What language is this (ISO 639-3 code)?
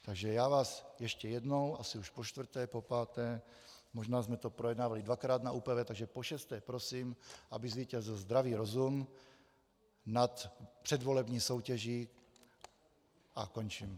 ces